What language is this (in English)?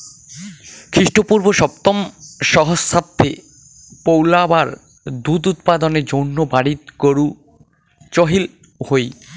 Bangla